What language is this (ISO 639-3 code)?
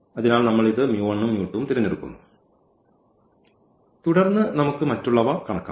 mal